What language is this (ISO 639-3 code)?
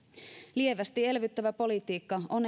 fin